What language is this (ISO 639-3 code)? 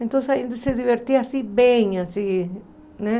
por